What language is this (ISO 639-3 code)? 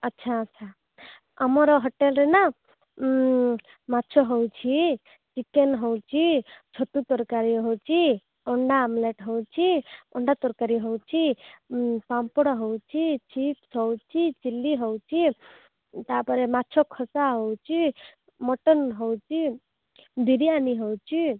ori